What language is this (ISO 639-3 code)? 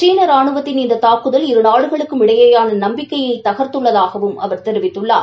tam